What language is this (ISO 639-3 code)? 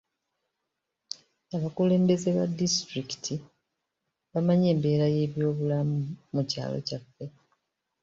lug